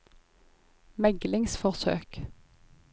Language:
Norwegian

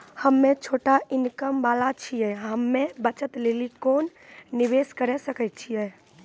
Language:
Maithili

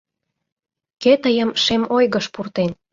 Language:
Mari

